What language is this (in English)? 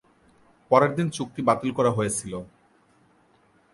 Bangla